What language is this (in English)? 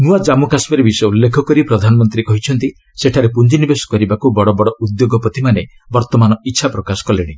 Odia